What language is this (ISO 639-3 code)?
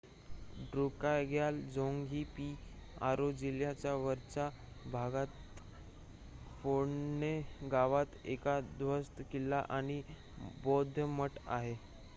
mar